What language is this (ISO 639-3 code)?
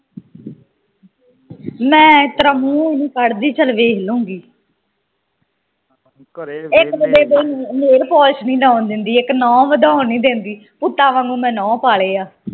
pan